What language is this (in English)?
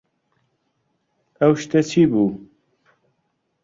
Central Kurdish